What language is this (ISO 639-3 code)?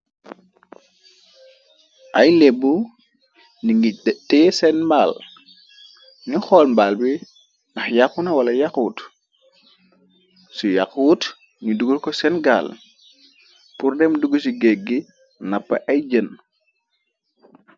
wol